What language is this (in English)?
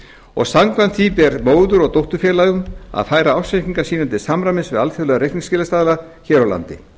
Icelandic